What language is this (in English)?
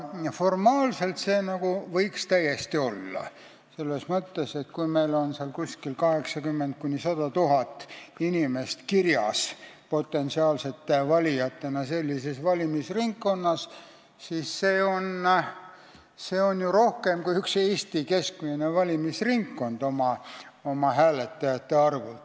Estonian